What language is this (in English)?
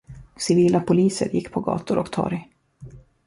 Swedish